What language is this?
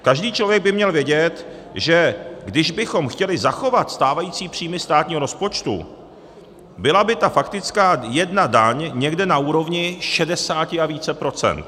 Czech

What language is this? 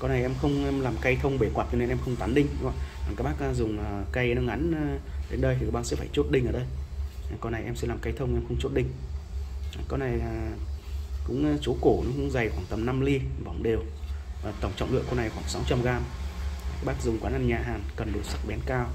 Vietnamese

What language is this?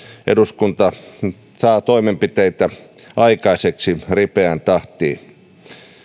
Finnish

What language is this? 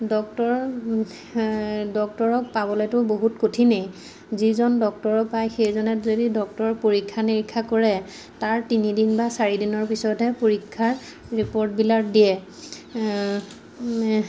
Assamese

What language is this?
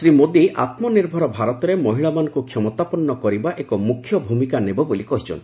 Odia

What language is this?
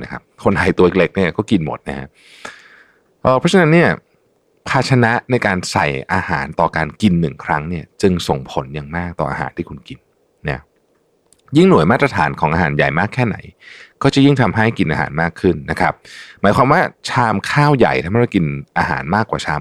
Thai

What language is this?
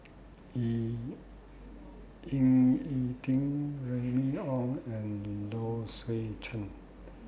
English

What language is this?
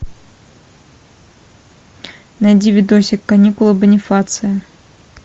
Russian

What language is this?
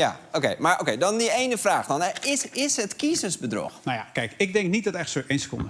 Dutch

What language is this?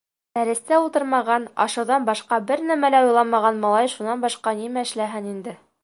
Bashkir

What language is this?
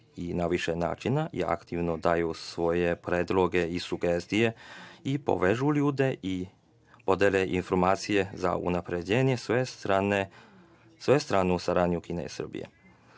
Serbian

